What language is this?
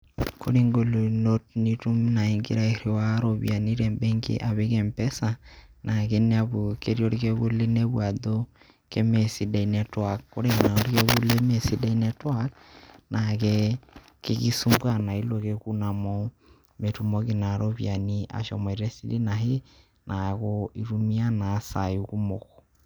Masai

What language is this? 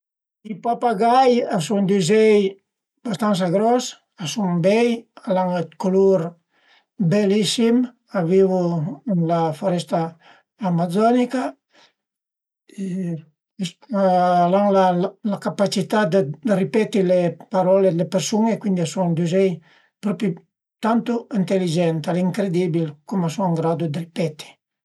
Piedmontese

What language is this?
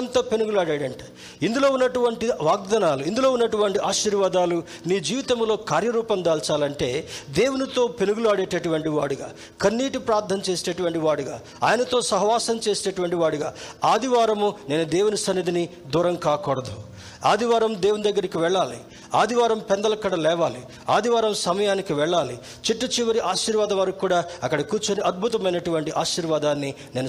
Telugu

